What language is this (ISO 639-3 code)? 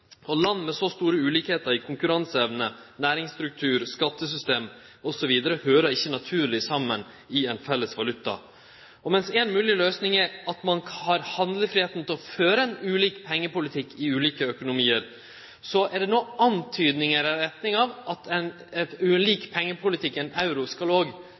nno